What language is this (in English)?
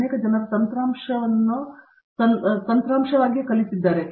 Kannada